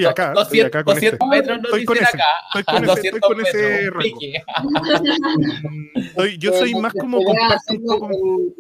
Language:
Spanish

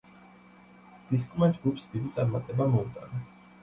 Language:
Georgian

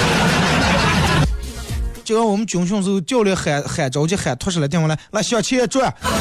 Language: Chinese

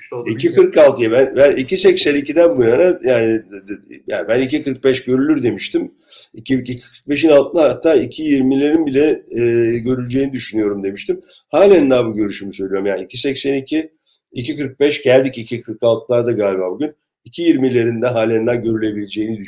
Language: Turkish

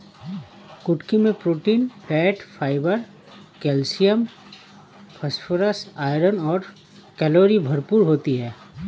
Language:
Hindi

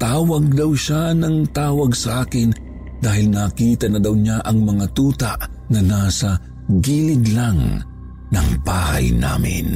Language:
Filipino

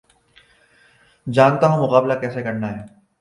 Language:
Urdu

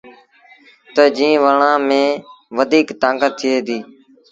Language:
Sindhi Bhil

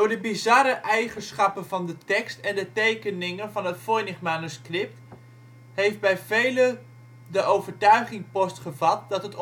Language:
Dutch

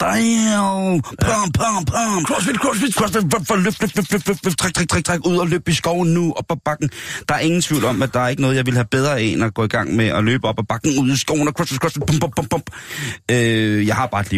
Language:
Danish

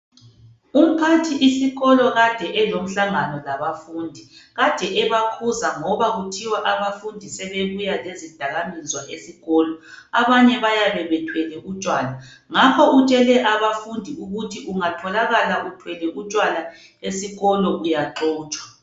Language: North Ndebele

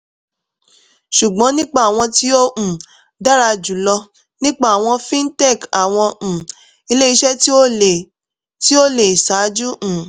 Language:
Yoruba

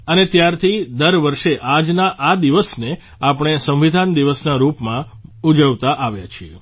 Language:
Gujarati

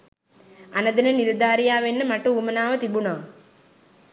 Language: Sinhala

